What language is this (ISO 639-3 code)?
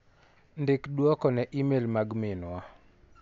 luo